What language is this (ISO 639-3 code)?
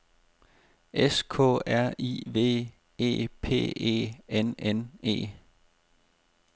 dan